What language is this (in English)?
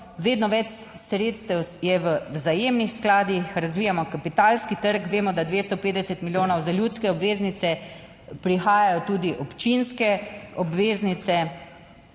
Slovenian